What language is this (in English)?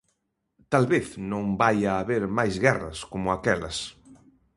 Galician